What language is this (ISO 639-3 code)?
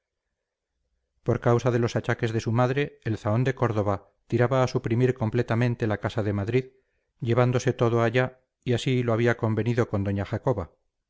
spa